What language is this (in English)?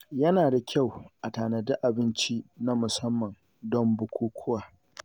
Hausa